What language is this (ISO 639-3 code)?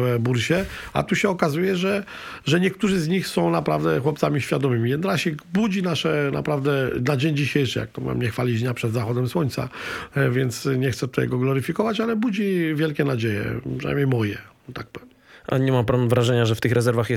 pol